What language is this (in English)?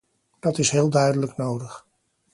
Dutch